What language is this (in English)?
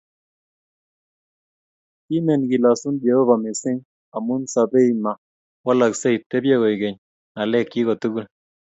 Kalenjin